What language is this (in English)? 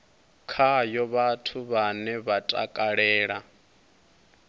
Venda